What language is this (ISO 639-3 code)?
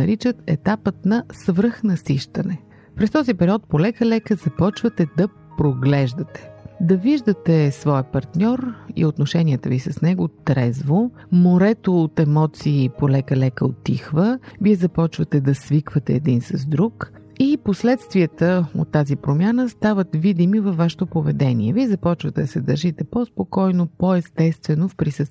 bul